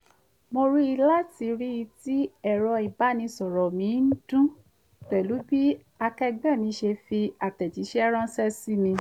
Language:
Yoruba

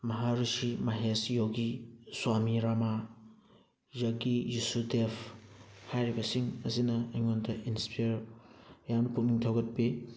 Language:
Manipuri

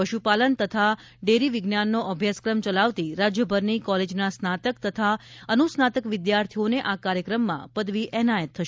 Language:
Gujarati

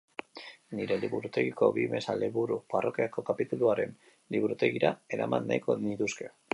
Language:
Basque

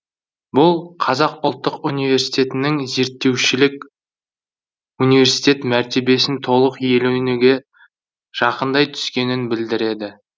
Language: Kazakh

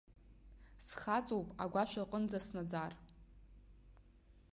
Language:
Abkhazian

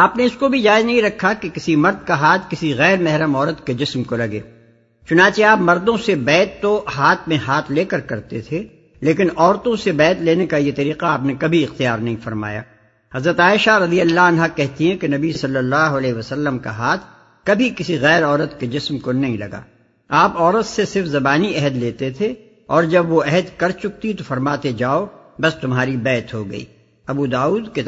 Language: Urdu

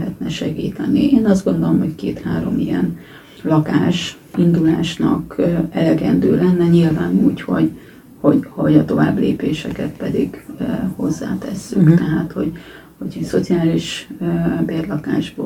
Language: Hungarian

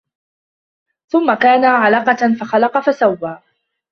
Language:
Arabic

